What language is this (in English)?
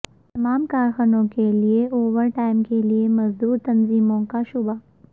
Urdu